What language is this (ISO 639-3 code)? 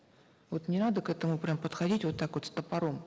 kaz